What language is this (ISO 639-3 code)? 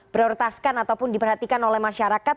ind